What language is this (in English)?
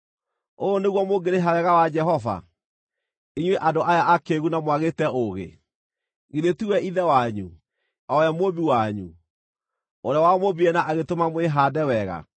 Kikuyu